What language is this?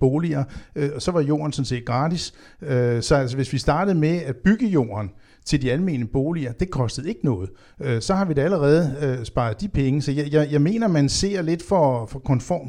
Danish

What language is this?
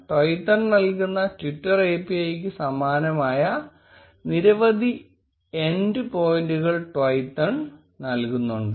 Malayalam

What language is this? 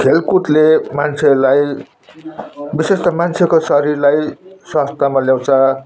Nepali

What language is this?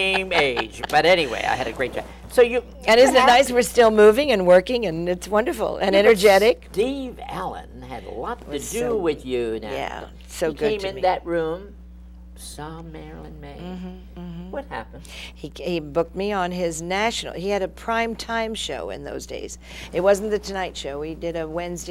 English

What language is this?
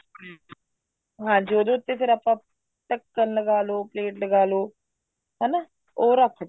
Punjabi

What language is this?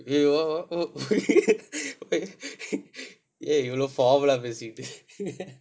English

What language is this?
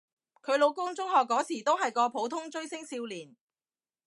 Cantonese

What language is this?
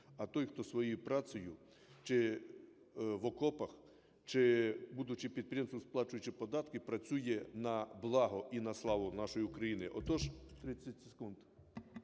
Ukrainian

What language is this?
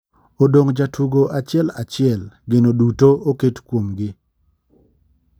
Luo (Kenya and Tanzania)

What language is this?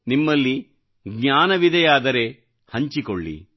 Kannada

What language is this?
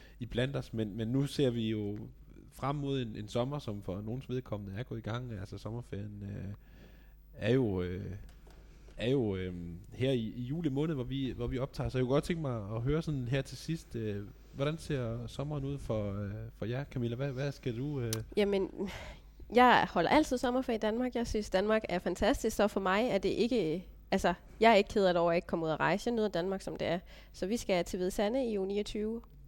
Danish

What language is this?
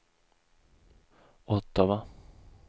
Swedish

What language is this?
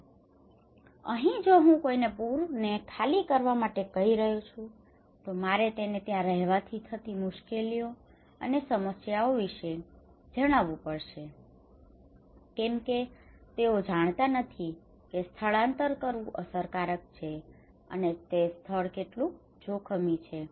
Gujarati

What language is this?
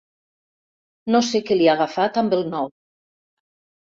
Catalan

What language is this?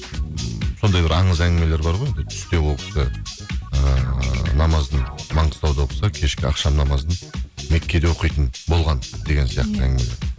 Kazakh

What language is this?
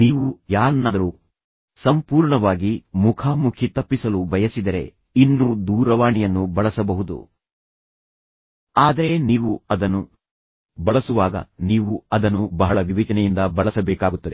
Kannada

